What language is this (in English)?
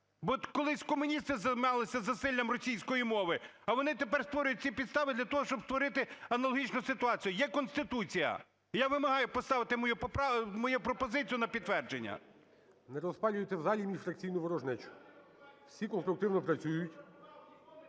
Ukrainian